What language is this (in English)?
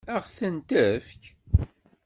Kabyle